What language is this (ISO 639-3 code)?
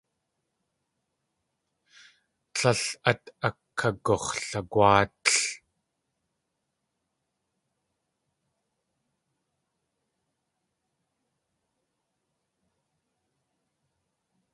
tli